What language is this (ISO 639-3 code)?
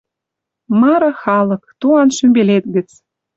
mrj